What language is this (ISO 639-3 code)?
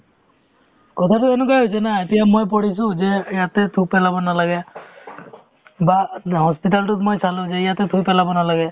asm